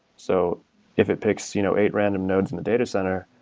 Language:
English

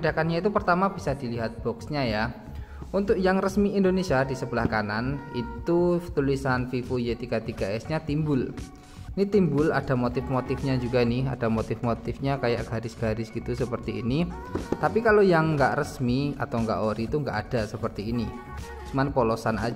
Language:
Indonesian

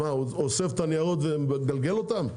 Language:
Hebrew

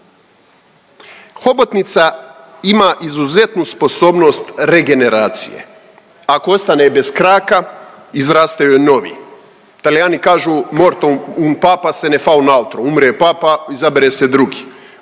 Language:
Croatian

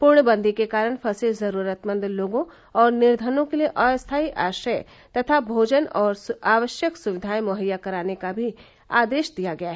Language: Hindi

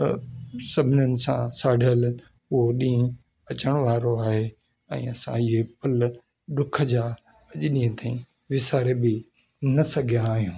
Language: Sindhi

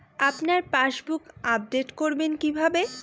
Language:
Bangla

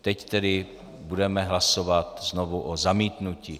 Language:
Czech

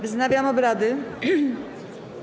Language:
Polish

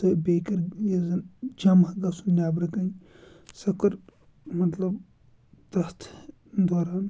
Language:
Kashmiri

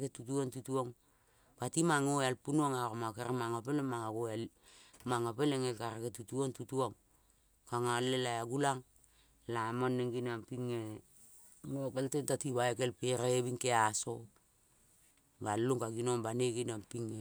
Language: Kol (Papua New Guinea)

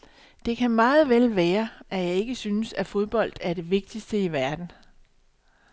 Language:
Danish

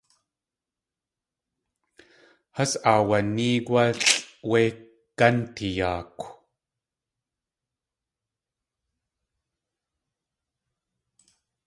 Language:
Tlingit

